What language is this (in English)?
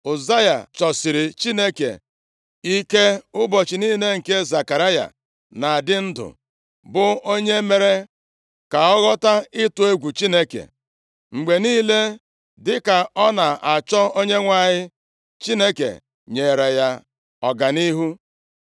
Igbo